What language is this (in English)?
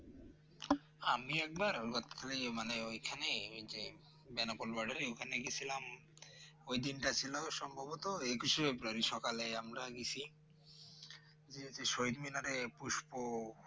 Bangla